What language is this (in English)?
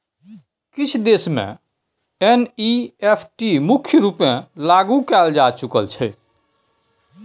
Maithili